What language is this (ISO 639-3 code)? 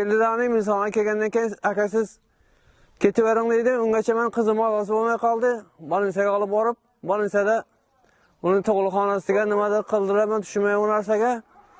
uzb